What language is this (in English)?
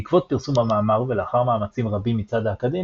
Hebrew